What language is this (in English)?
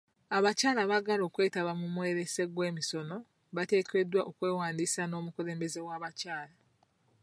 Ganda